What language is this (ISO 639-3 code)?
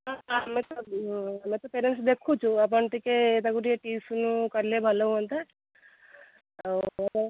ori